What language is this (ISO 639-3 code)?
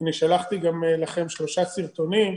heb